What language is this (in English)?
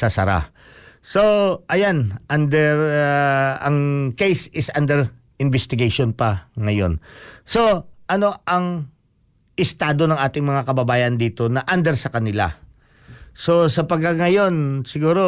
Filipino